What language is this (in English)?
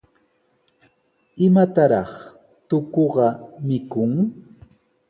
Sihuas Ancash Quechua